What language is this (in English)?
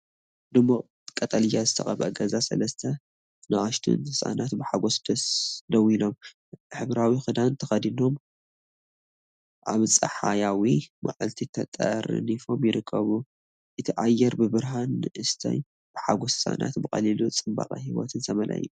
Tigrinya